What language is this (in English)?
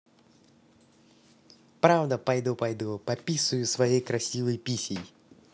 Russian